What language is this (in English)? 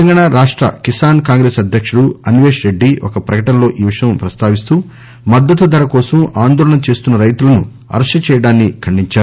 Telugu